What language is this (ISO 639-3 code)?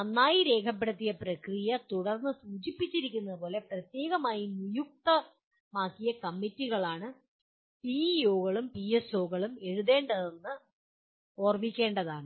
mal